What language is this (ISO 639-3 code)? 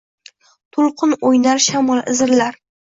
uzb